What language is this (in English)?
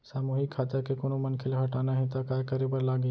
Chhattisgarhi